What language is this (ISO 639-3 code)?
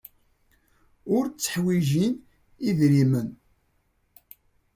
kab